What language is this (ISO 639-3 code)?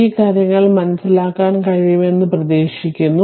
mal